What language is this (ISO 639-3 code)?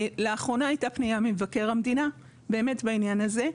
heb